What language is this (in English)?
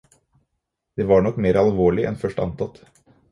Norwegian Bokmål